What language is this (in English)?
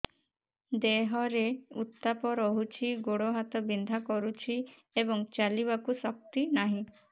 Odia